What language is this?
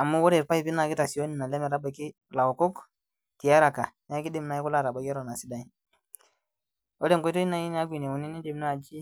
Masai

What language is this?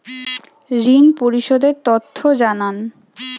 Bangla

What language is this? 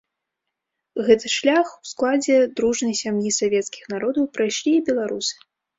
Belarusian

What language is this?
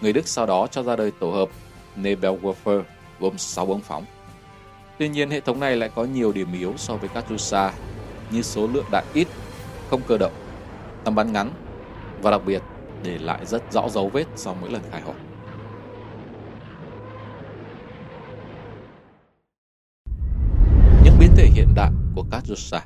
Vietnamese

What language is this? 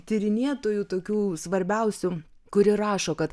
Lithuanian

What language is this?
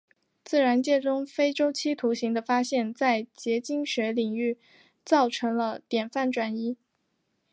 Chinese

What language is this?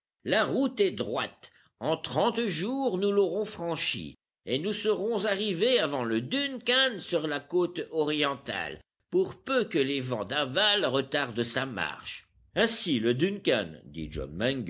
French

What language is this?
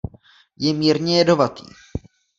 Czech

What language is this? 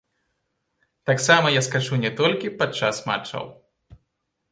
Belarusian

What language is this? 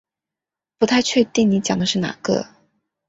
Chinese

